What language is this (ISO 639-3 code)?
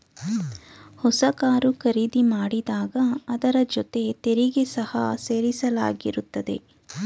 kan